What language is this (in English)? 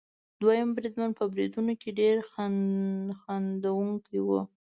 Pashto